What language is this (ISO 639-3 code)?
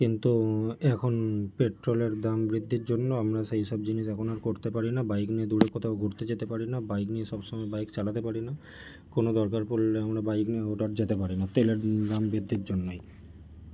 ben